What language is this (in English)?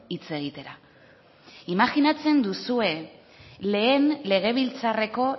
Basque